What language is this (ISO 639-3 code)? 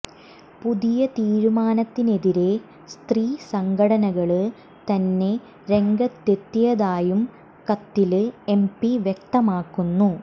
mal